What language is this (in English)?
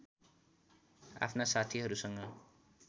Nepali